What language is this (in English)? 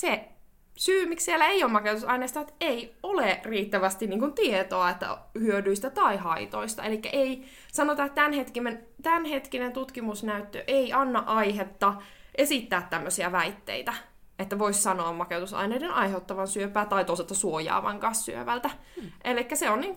Finnish